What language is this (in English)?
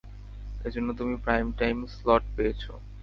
Bangla